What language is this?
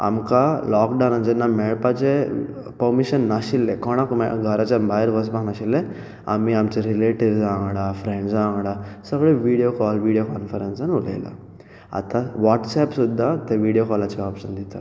Konkani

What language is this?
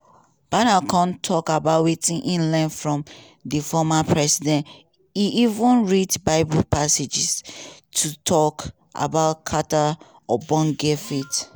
Nigerian Pidgin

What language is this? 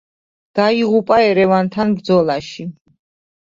Georgian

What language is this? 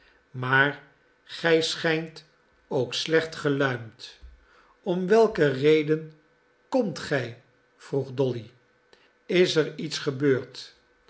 Dutch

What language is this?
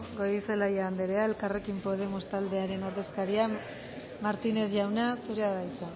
Basque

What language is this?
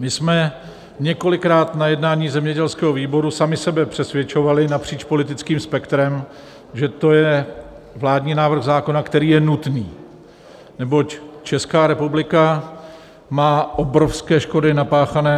Czech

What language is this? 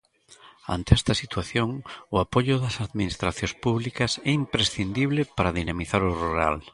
Galician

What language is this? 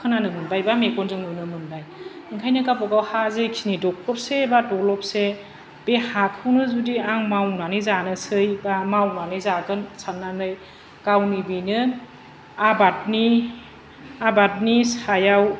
Bodo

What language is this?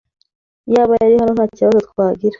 Kinyarwanda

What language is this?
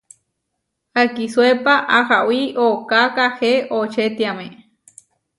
Huarijio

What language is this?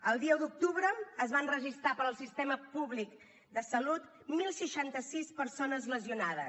Catalan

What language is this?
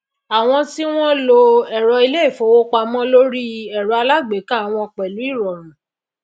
Yoruba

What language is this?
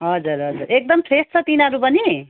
Nepali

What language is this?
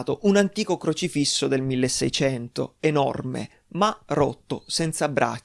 Italian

